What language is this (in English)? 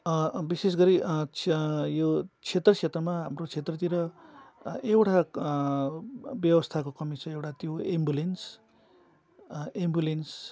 Nepali